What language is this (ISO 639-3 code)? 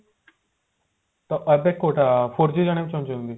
ori